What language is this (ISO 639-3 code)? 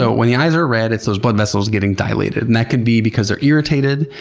eng